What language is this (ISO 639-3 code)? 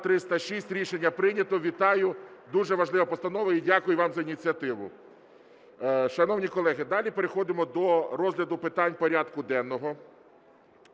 ukr